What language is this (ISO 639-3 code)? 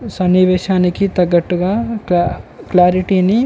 tel